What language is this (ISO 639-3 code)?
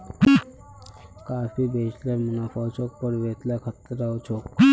mag